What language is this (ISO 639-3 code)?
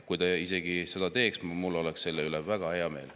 est